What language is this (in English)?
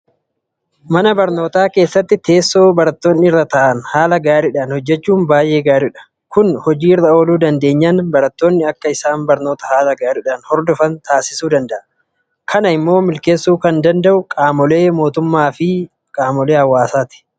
Oromo